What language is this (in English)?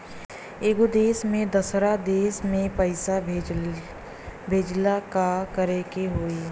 Bhojpuri